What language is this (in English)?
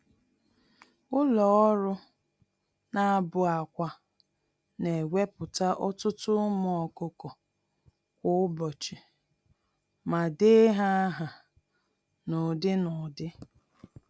Igbo